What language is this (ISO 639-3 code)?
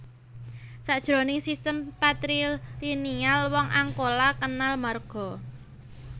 jav